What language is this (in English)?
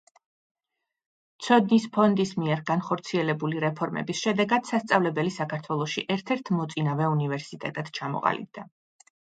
Georgian